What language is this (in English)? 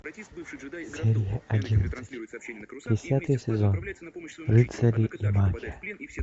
Russian